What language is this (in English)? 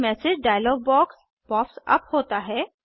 Hindi